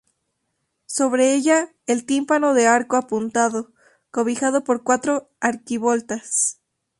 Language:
Spanish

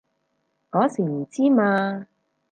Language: Cantonese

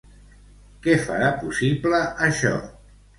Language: Catalan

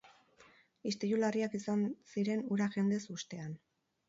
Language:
Basque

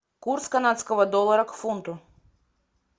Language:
Russian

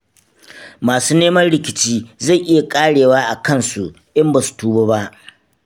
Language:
Hausa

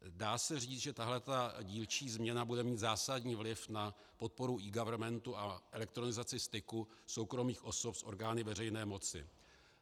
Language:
Czech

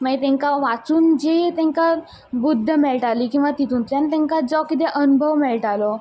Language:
Konkani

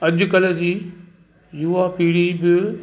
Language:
Sindhi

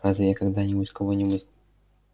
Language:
Russian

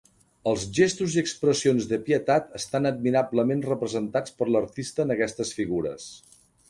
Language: Catalan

